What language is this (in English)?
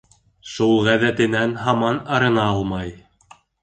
Bashkir